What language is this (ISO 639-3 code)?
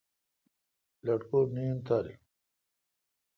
xka